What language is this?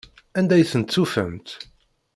Kabyle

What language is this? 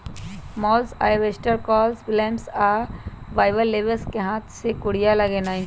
Magahi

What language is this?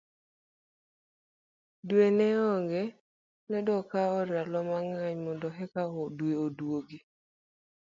Luo (Kenya and Tanzania)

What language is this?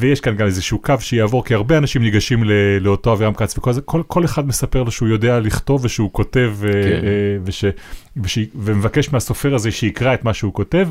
Hebrew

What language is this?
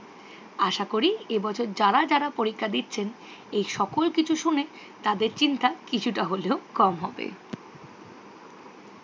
Bangla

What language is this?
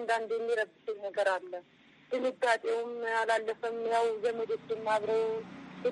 Amharic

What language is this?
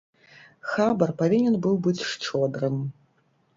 Belarusian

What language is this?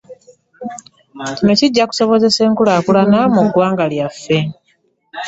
Ganda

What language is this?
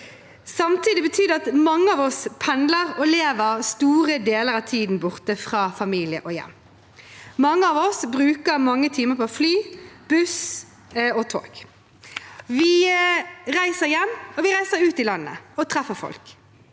Norwegian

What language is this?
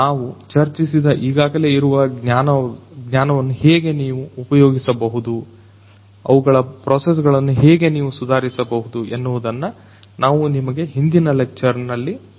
Kannada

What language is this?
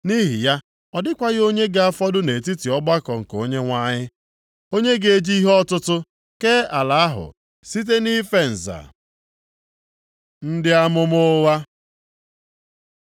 Igbo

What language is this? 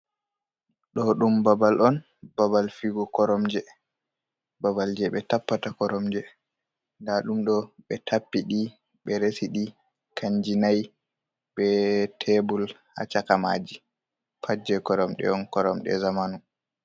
Fula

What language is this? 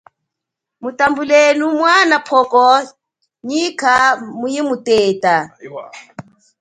Chokwe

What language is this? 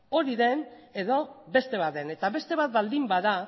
Basque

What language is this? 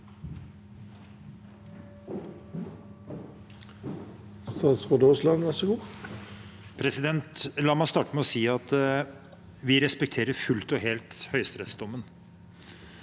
Norwegian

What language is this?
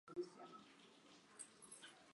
Chinese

